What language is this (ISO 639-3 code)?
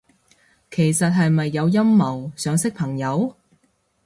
yue